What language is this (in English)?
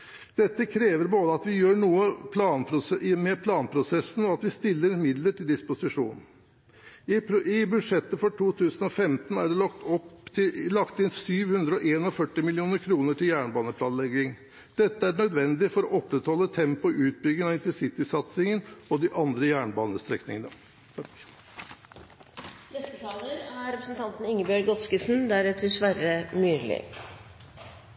Norwegian Bokmål